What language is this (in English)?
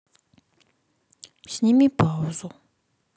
Russian